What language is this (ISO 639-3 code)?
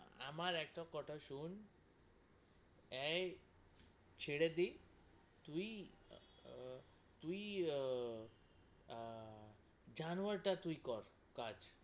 ben